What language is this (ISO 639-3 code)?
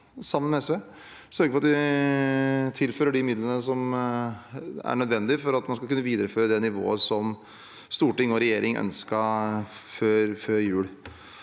nor